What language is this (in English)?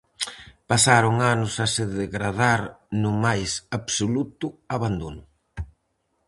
Galician